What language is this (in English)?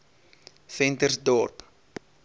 Afrikaans